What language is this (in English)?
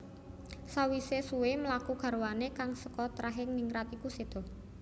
Javanese